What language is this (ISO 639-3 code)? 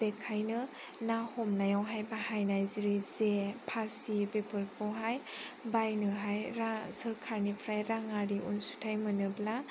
brx